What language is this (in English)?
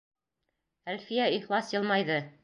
Bashkir